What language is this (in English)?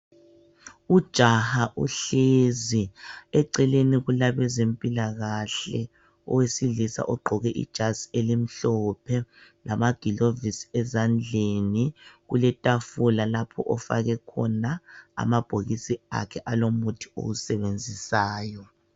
North Ndebele